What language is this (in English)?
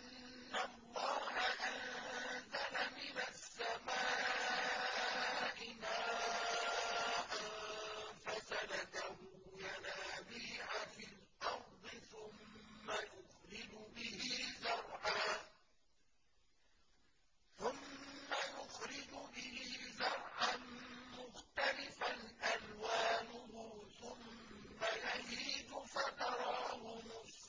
Arabic